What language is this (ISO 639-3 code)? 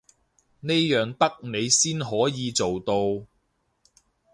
yue